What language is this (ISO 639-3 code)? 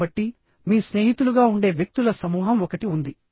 tel